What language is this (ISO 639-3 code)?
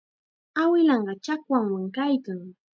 qxa